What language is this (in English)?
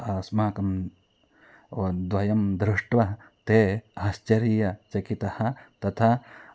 Sanskrit